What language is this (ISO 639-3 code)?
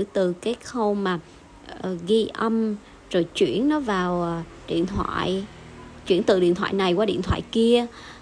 vie